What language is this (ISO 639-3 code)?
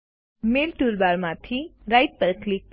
guj